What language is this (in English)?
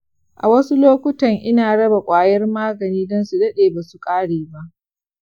Hausa